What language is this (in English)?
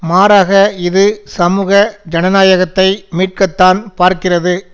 Tamil